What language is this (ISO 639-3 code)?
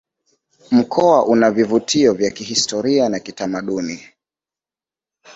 swa